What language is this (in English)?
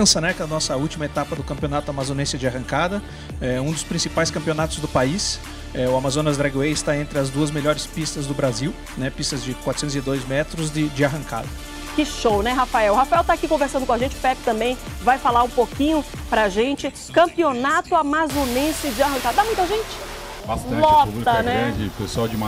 Portuguese